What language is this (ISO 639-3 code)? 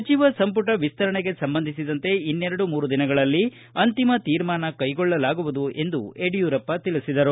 kan